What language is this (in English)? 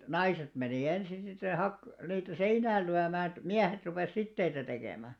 Finnish